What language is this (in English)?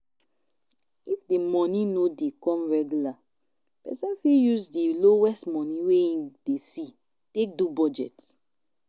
Nigerian Pidgin